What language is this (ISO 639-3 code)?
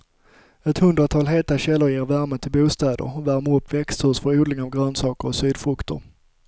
swe